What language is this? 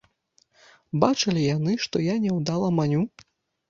Belarusian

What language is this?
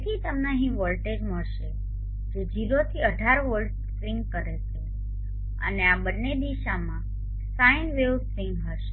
Gujarati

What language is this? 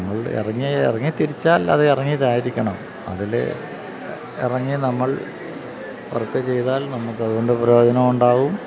Malayalam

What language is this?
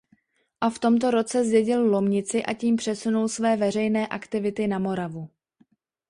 Czech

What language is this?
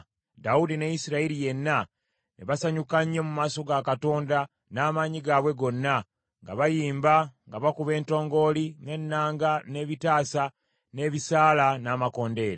Ganda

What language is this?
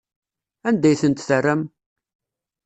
Kabyle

